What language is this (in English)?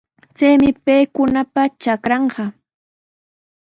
Sihuas Ancash Quechua